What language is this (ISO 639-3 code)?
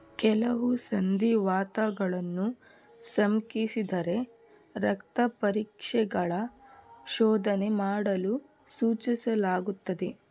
kan